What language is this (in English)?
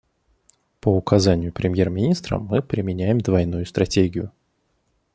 Russian